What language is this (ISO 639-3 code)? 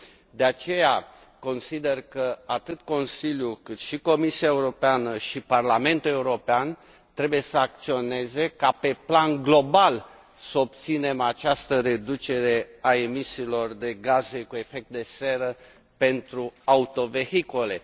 ron